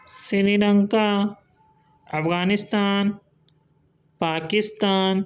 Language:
Urdu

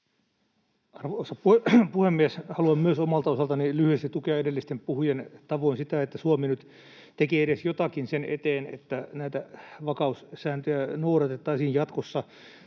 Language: Finnish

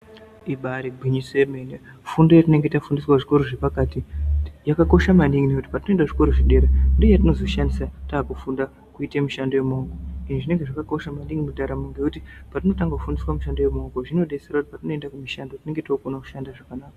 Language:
Ndau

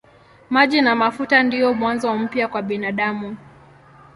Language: Swahili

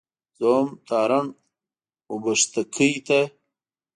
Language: Pashto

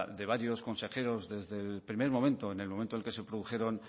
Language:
Spanish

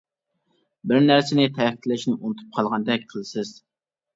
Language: Uyghur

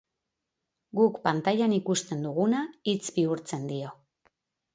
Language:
Basque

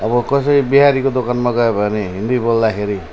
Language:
Nepali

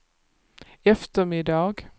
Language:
Swedish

